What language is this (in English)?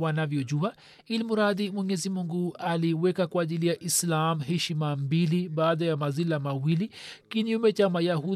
Swahili